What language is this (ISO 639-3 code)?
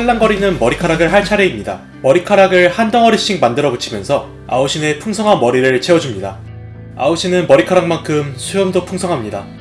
kor